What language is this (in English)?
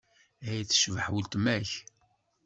Kabyle